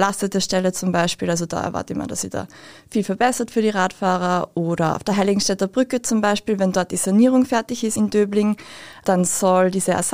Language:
German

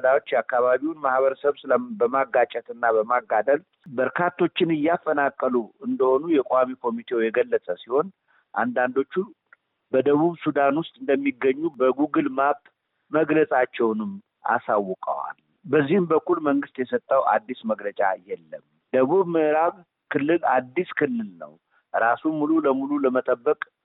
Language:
Amharic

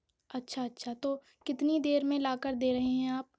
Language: Urdu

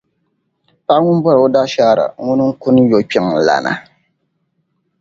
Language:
Dagbani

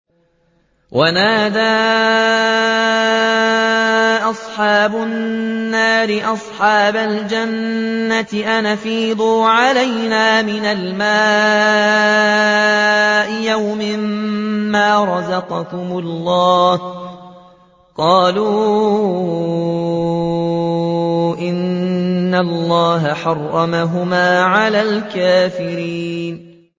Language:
Arabic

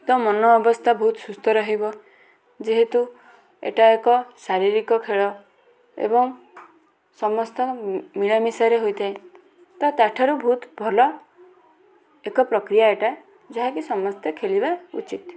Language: Odia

